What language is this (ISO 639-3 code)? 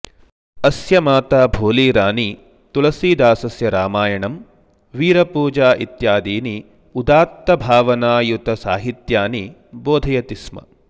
san